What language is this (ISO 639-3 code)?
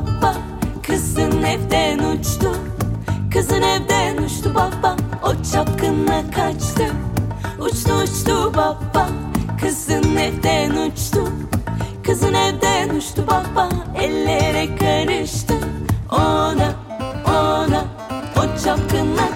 tur